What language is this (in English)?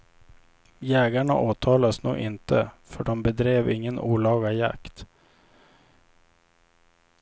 Swedish